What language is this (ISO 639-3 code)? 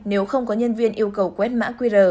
vie